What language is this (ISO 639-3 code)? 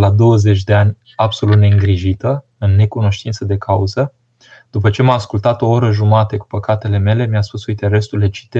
ron